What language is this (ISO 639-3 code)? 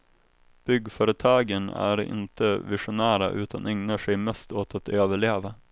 swe